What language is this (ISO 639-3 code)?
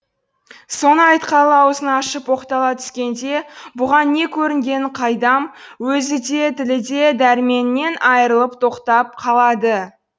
kaz